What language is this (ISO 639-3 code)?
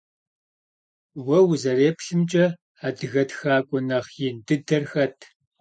kbd